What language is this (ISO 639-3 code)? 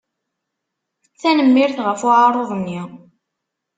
kab